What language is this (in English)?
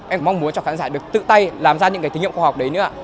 Vietnamese